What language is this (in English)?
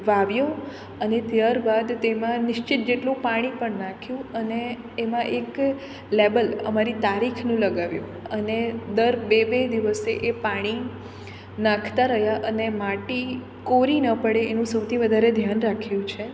Gujarati